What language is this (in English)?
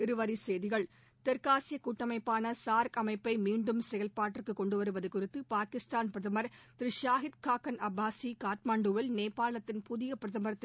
Tamil